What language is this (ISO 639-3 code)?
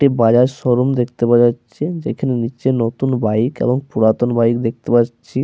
ben